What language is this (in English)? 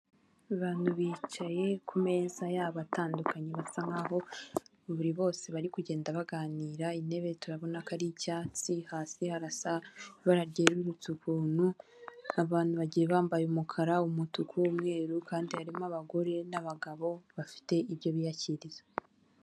Kinyarwanda